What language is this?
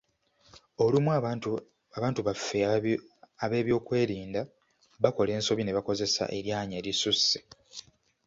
Ganda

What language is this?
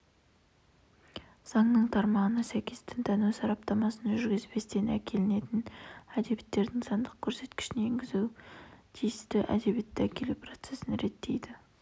Kazakh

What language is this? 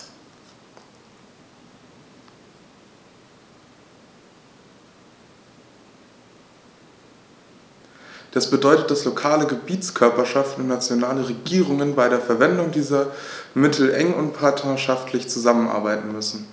German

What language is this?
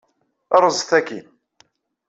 Kabyle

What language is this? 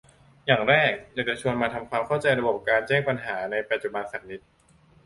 Thai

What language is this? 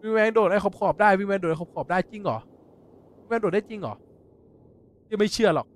Thai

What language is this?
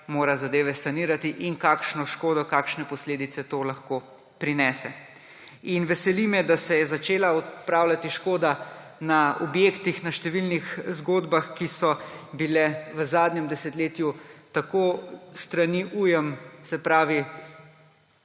Slovenian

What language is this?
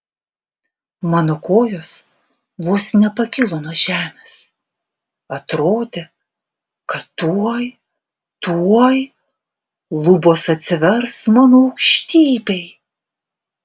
Lithuanian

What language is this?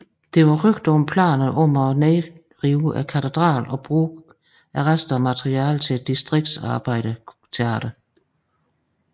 Danish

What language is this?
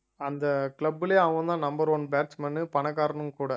Tamil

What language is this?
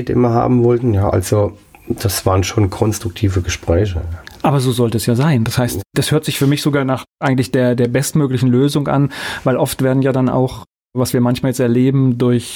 German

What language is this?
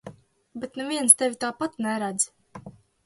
Latvian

